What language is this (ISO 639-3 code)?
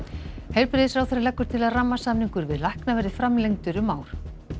isl